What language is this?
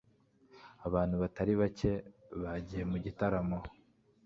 Kinyarwanda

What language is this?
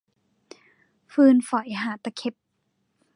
Thai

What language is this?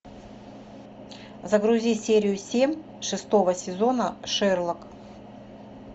Russian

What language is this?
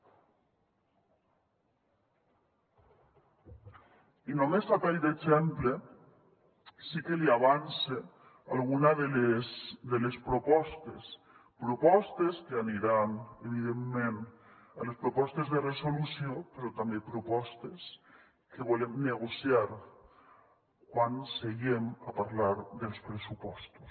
Catalan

